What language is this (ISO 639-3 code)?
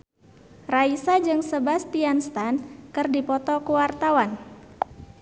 sun